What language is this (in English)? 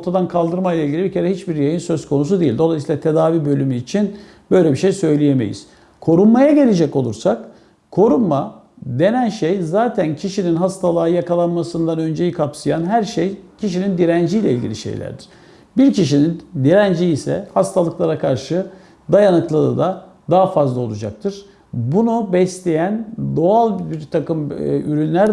Turkish